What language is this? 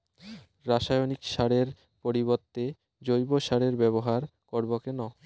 Bangla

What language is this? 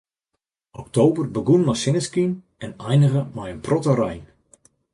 Western Frisian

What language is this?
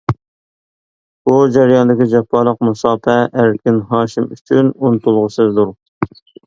Uyghur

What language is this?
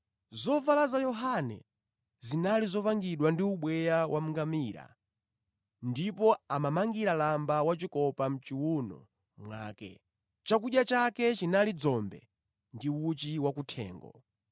Nyanja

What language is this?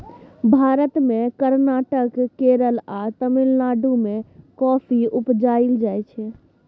Maithili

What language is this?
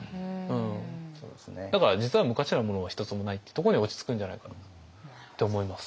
Japanese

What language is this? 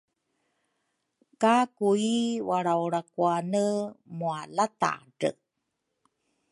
Rukai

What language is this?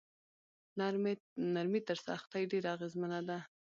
Pashto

